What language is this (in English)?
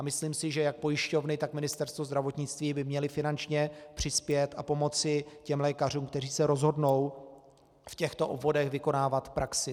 Czech